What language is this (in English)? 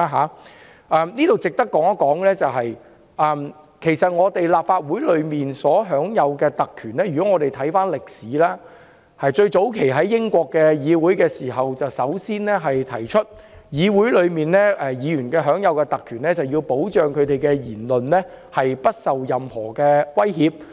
Cantonese